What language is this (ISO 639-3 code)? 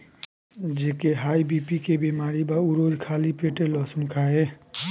bho